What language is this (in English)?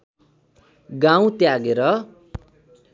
Nepali